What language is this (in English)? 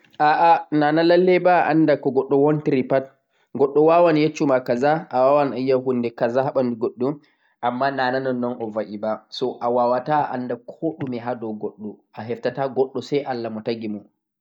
Central-Eastern Niger Fulfulde